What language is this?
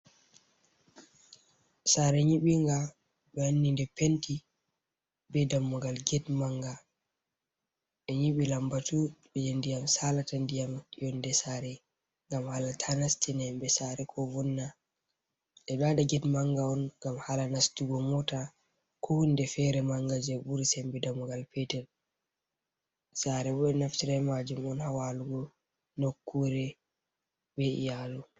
Fula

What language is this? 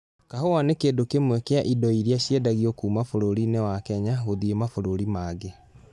Kikuyu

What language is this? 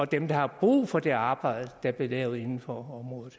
Danish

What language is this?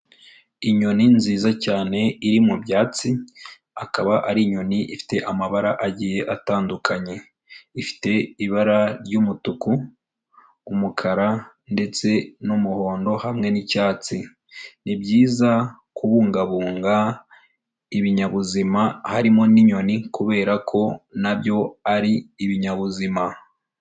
Kinyarwanda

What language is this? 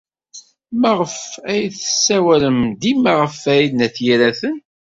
Kabyle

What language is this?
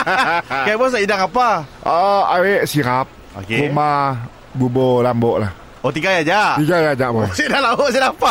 Malay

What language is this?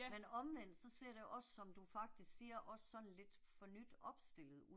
Danish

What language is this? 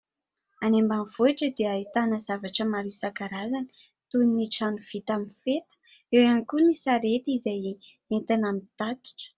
Malagasy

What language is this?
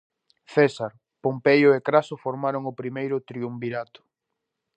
Galician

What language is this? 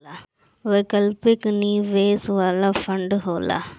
Bhojpuri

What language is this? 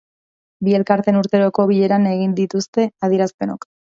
Basque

